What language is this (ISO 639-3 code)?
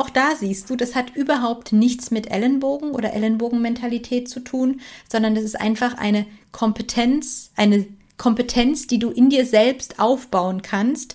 deu